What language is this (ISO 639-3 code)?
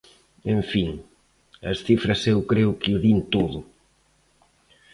glg